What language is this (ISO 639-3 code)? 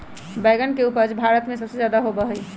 mag